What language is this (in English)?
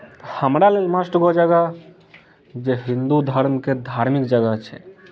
Maithili